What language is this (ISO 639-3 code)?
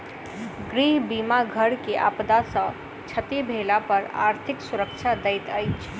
mai